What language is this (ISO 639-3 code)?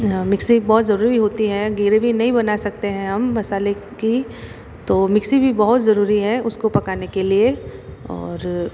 hin